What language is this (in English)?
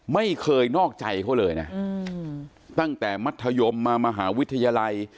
Thai